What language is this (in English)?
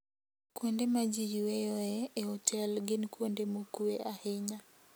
Luo (Kenya and Tanzania)